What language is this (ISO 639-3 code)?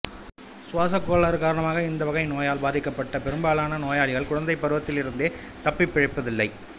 tam